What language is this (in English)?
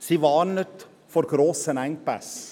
Swiss German